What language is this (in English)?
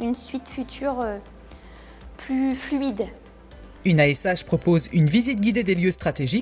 French